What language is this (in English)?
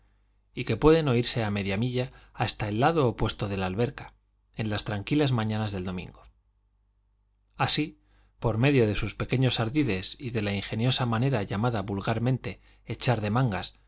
Spanish